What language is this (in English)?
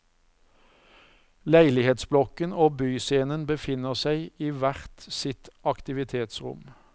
Norwegian